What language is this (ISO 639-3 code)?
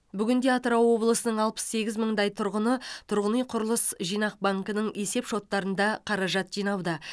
kaz